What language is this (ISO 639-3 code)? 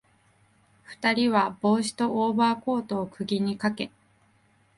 jpn